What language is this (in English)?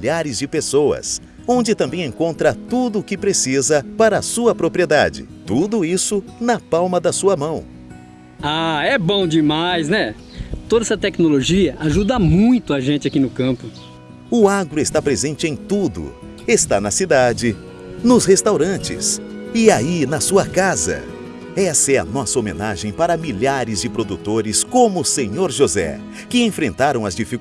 Portuguese